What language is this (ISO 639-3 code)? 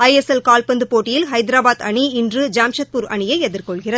tam